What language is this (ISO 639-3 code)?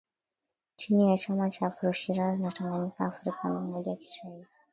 swa